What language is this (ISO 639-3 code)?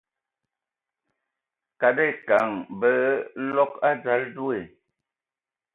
ewo